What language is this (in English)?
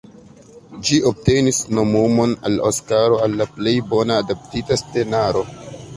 Esperanto